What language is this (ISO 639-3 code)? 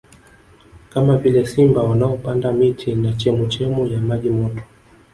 swa